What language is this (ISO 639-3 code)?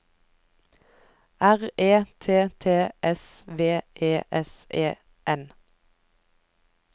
nor